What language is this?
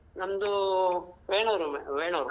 Kannada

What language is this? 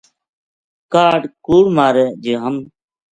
Gujari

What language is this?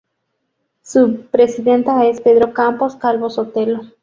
Spanish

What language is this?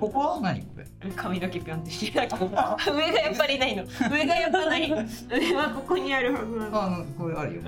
Japanese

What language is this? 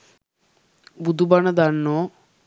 Sinhala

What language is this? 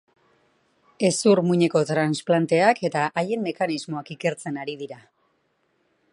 Basque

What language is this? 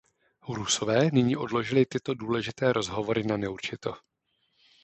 Czech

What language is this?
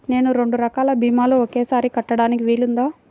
Telugu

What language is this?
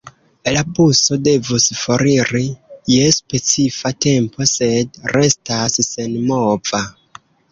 Esperanto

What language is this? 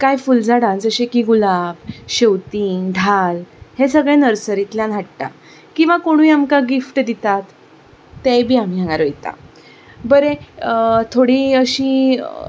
Konkani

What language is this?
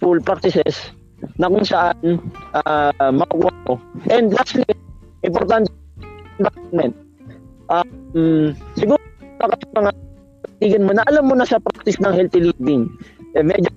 Filipino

